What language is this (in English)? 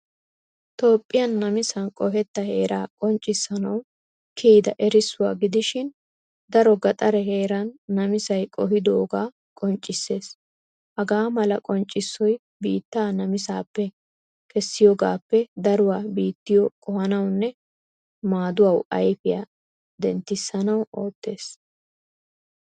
Wolaytta